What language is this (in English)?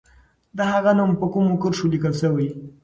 Pashto